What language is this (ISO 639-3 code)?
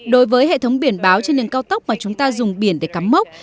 vie